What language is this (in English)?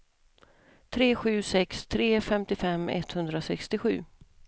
Swedish